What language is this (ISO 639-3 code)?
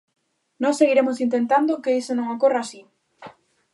glg